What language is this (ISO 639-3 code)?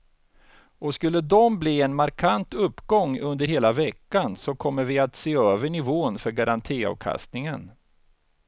swe